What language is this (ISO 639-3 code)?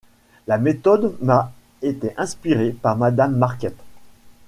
fra